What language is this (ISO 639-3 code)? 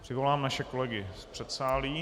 ces